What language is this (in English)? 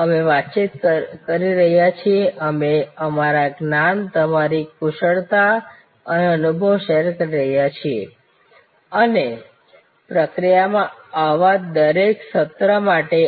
Gujarati